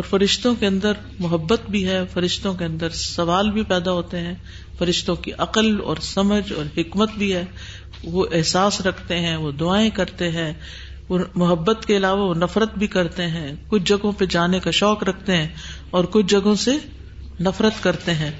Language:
Urdu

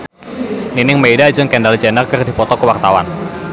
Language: Sundanese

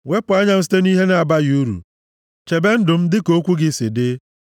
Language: Igbo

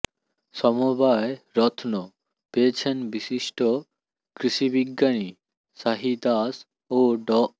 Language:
Bangla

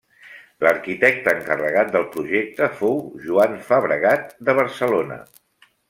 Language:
Catalan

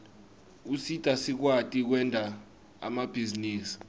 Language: Swati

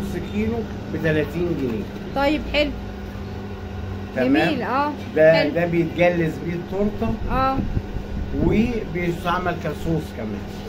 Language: Arabic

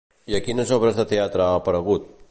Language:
Catalan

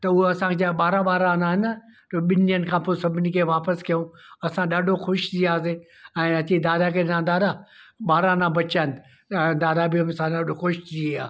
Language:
Sindhi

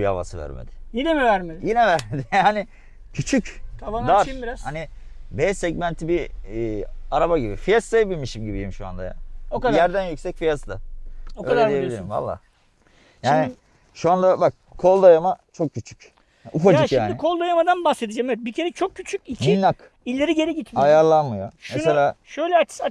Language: Turkish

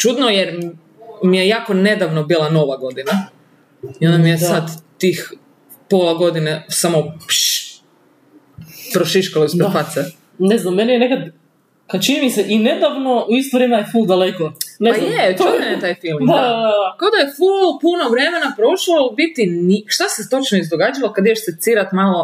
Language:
Croatian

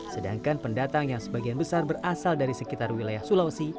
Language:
Indonesian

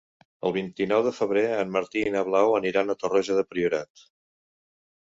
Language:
Catalan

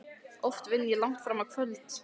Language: Icelandic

